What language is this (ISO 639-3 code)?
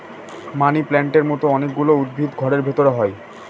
ben